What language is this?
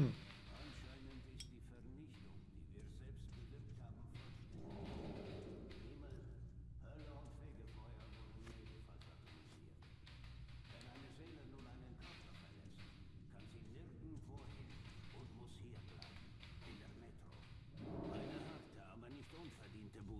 German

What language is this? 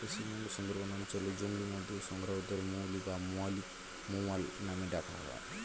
Bangla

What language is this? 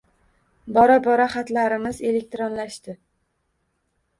Uzbek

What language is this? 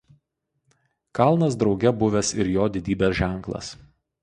Lithuanian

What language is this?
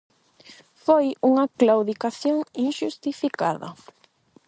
Galician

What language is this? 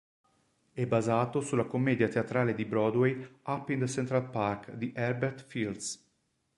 Italian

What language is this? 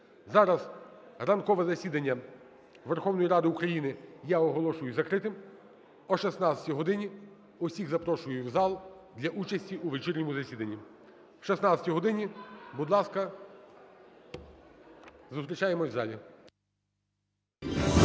Ukrainian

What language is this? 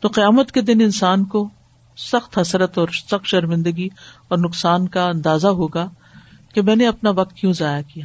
Urdu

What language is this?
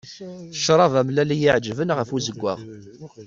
Kabyle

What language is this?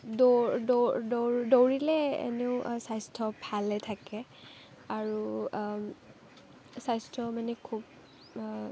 Assamese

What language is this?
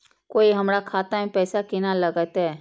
Maithili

